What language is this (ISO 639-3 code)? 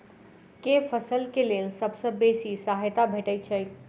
mai